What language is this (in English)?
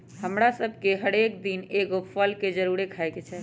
Magahi